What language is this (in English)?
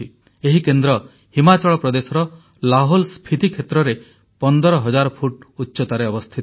Odia